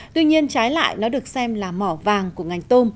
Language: Vietnamese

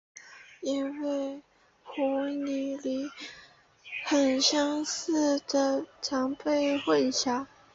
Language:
Chinese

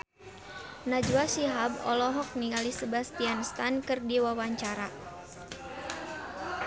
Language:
Sundanese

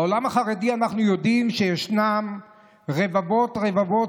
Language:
Hebrew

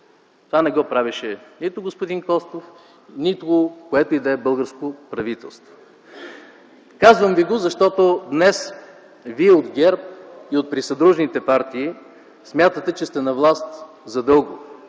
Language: Bulgarian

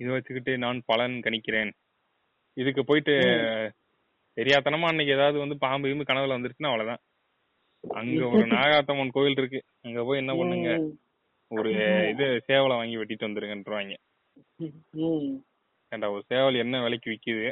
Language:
Tamil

